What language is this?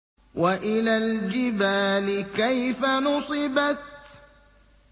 Arabic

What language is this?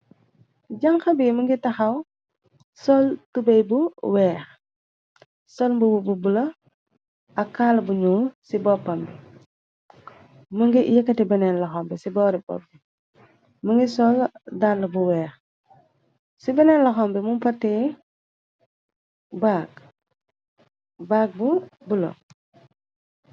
Wolof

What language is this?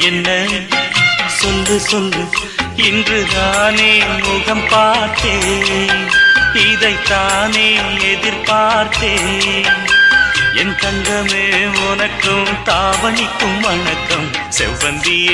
Tamil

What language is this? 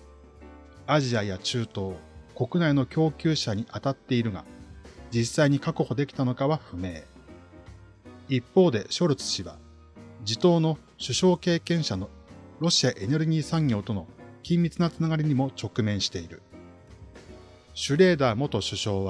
Japanese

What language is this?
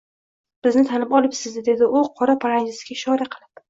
Uzbek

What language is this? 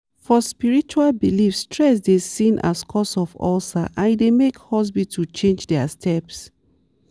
Nigerian Pidgin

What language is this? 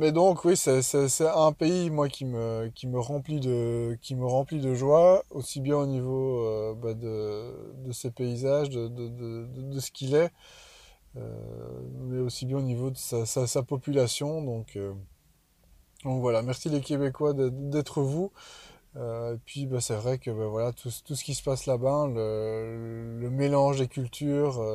French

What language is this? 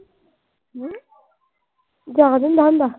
Punjabi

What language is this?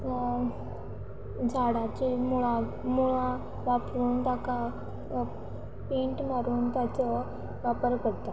Konkani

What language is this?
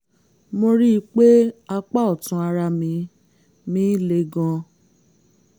Yoruba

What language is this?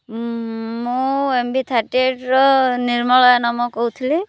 Odia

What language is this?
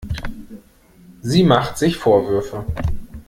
German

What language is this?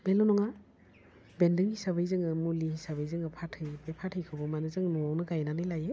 Bodo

